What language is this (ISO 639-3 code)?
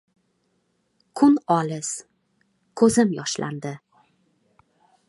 uzb